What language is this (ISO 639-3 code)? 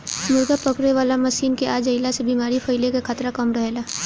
bho